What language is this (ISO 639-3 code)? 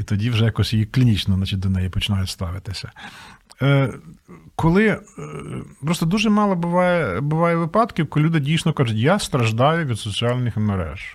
ukr